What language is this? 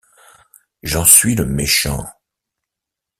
French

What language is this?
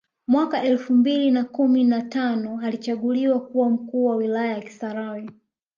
Swahili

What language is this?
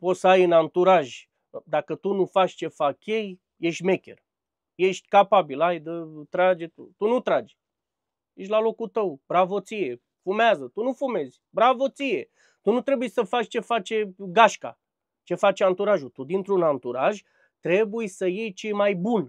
Romanian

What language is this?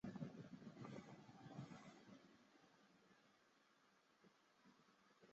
Chinese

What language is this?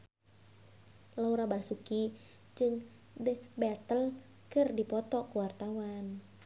Sundanese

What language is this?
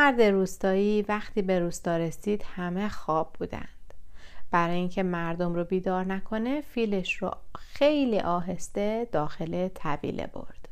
Persian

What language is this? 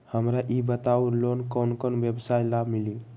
Magahi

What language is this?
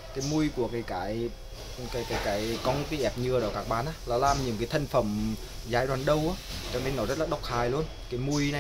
Vietnamese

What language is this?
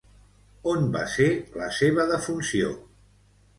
Catalan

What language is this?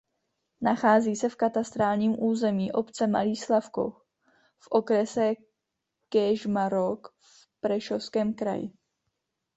Czech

